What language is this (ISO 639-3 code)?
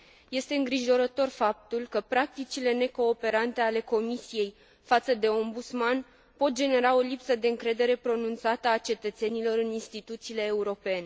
ron